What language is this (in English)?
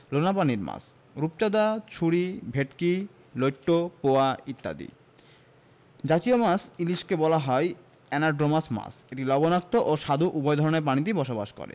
Bangla